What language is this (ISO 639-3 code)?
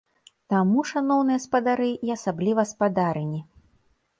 bel